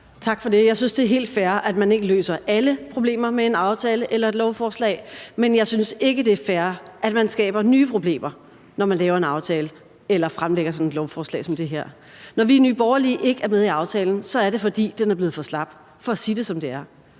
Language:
Danish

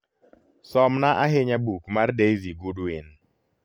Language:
Luo (Kenya and Tanzania)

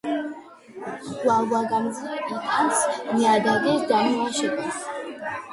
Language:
Georgian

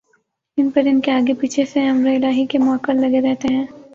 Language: Urdu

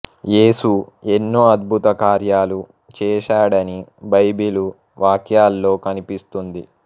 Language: Telugu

